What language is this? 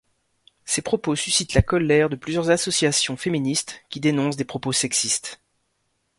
French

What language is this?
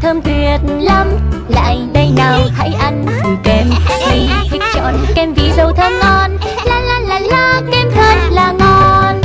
Vietnamese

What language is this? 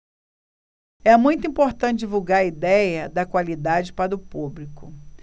Portuguese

